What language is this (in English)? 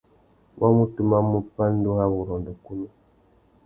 Tuki